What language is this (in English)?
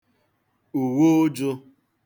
Igbo